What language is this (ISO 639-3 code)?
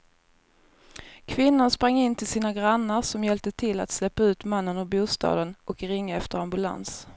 swe